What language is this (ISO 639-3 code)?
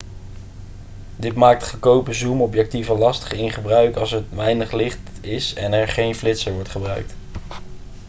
nld